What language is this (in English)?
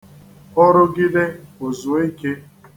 Igbo